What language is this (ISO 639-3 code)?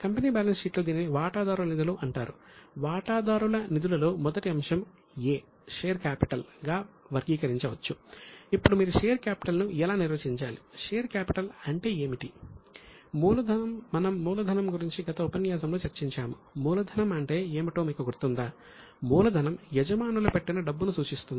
tel